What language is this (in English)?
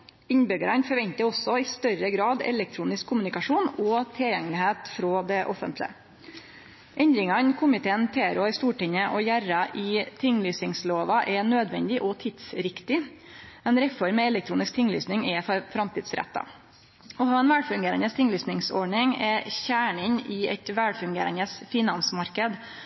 Norwegian Nynorsk